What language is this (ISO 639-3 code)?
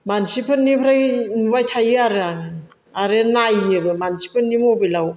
brx